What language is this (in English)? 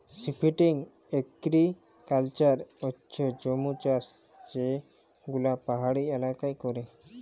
Bangla